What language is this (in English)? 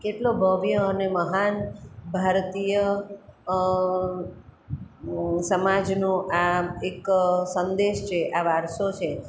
Gujarati